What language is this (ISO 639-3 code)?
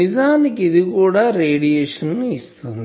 tel